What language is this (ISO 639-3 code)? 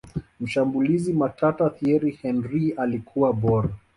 swa